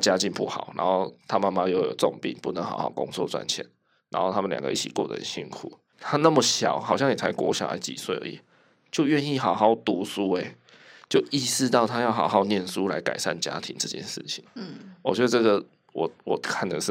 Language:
Chinese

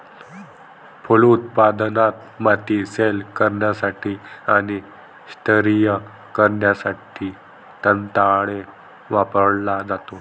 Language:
Marathi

